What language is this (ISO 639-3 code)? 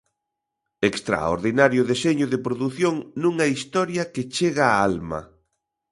glg